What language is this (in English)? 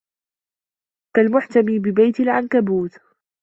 Arabic